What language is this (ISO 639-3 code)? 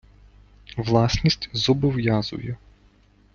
ukr